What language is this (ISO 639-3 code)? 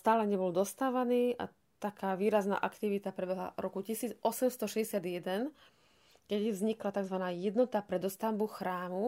slk